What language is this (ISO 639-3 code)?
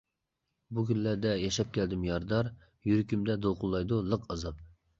uig